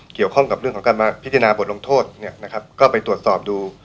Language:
Thai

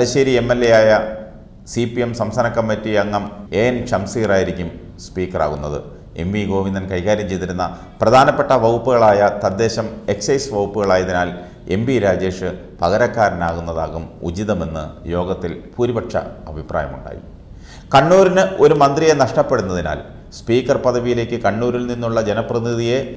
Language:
English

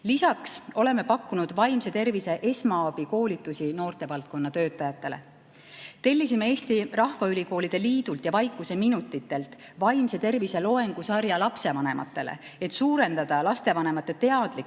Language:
Estonian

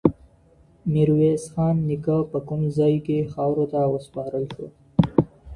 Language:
Pashto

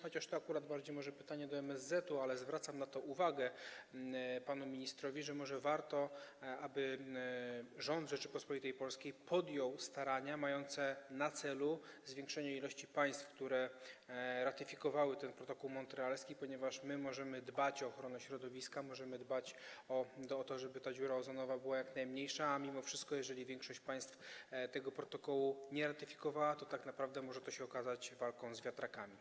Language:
Polish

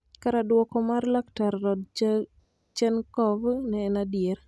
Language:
Luo (Kenya and Tanzania)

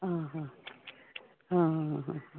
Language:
Konkani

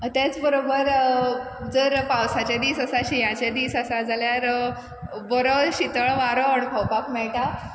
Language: Konkani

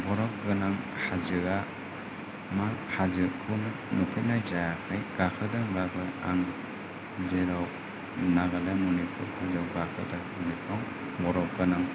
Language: Bodo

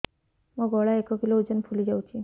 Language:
Odia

